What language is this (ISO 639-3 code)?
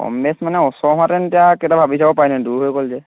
asm